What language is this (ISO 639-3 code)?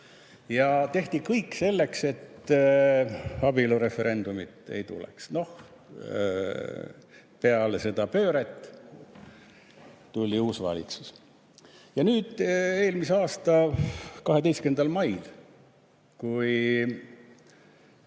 est